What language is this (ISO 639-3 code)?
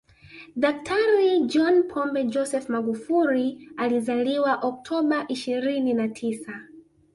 swa